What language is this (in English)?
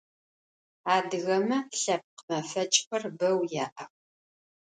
Adyghe